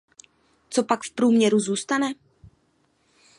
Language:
Czech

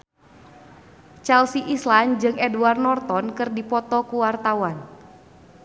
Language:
Sundanese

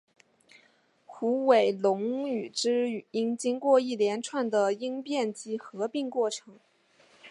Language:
Chinese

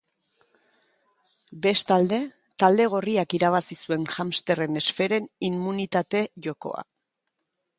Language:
Basque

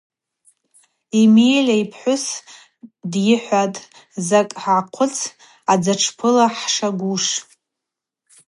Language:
Abaza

